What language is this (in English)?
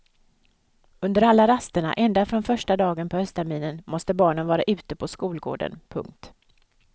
Swedish